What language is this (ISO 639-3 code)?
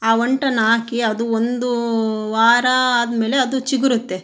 kan